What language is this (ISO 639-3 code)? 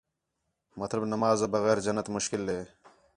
xhe